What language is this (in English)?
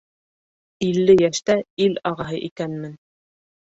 Bashkir